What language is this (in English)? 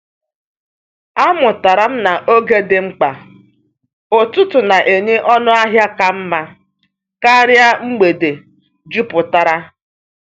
Igbo